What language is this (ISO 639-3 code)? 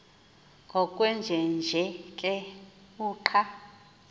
xho